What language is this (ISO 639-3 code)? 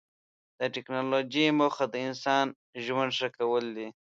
pus